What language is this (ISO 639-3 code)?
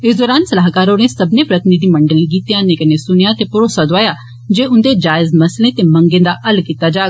doi